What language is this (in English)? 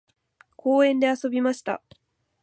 Japanese